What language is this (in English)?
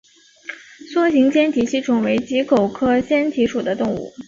Chinese